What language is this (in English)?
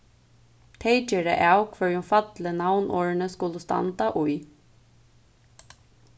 Faroese